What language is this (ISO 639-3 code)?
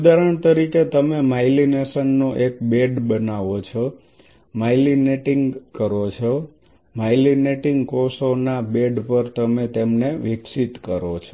guj